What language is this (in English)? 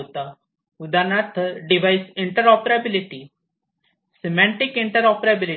Marathi